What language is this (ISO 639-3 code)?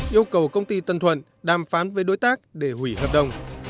vie